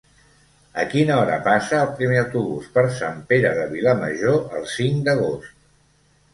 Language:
Catalan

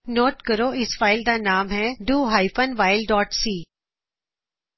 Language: Punjabi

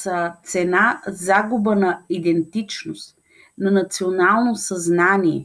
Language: Bulgarian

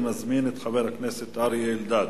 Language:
Hebrew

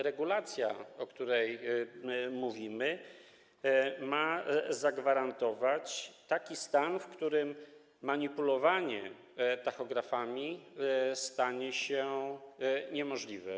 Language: Polish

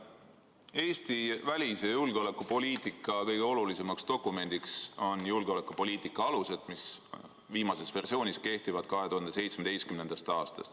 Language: Estonian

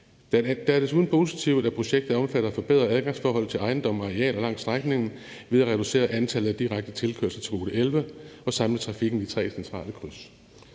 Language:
Danish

